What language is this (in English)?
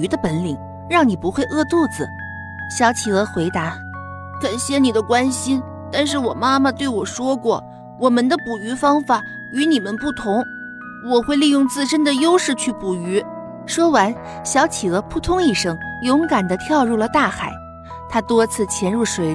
Chinese